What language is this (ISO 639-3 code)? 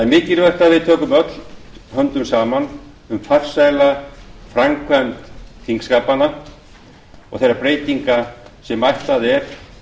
isl